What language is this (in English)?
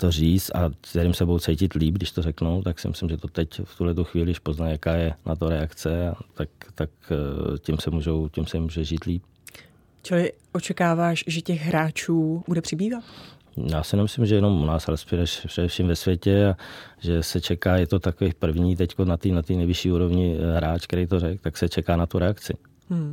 Czech